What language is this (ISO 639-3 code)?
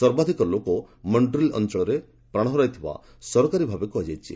ori